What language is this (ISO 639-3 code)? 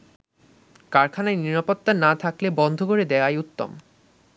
ben